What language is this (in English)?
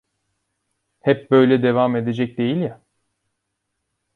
Turkish